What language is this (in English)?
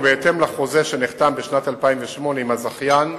Hebrew